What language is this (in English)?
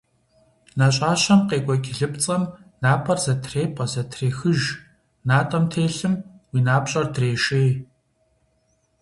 Kabardian